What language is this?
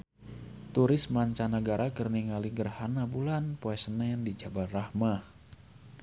Sundanese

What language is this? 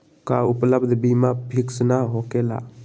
Magahi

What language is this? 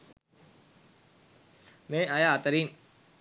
Sinhala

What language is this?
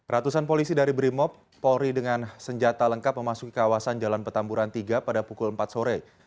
Indonesian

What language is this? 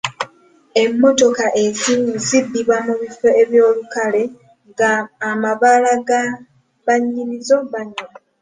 Ganda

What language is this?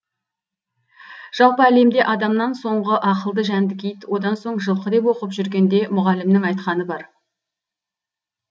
Kazakh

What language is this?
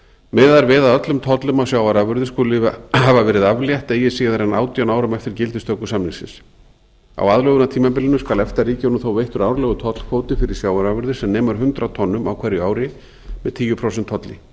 Icelandic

